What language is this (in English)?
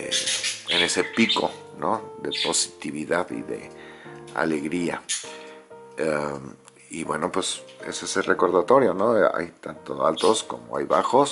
Spanish